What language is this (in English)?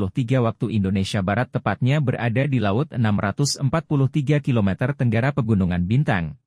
Indonesian